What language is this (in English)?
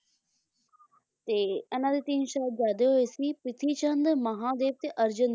Punjabi